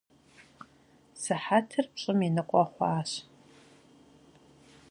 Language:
Kabardian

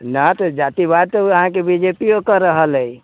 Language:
Maithili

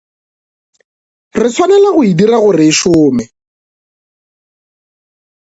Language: Northern Sotho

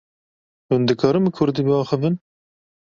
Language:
Kurdish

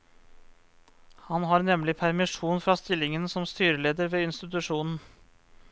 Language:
Norwegian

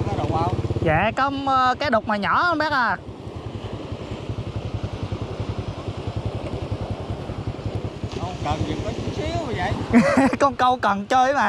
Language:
Vietnamese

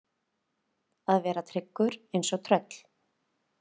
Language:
Icelandic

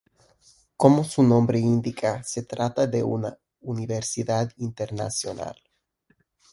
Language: Spanish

